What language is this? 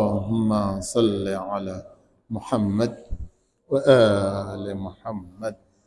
Arabic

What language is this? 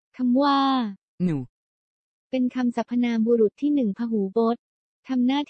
Thai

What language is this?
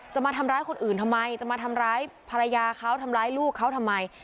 Thai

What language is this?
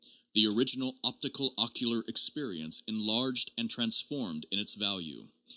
English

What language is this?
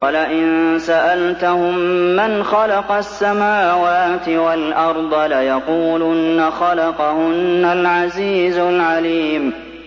Arabic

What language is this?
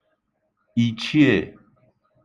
Igbo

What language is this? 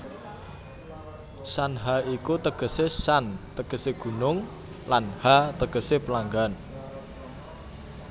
Javanese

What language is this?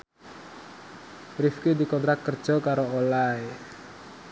Javanese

